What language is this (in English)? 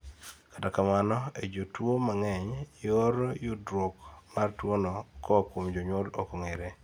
Luo (Kenya and Tanzania)